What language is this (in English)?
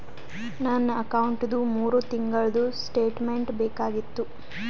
Kannada